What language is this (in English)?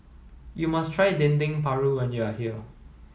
English